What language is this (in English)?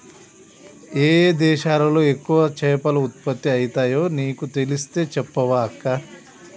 Telugu